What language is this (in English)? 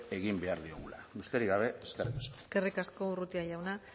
Basque